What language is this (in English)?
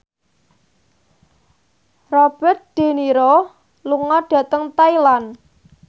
Javanese